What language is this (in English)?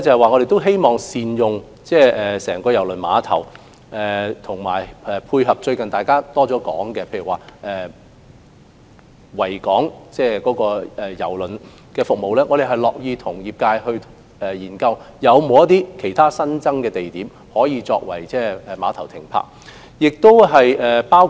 Cantonese